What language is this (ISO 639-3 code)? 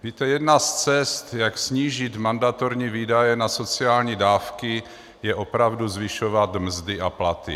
ces